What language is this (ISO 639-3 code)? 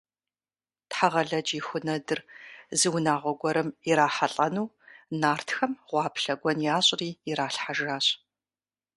kbd